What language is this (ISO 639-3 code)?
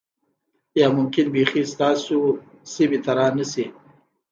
pus